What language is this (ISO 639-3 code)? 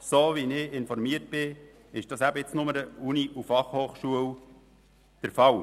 gsw